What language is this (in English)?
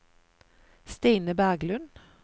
Norwegian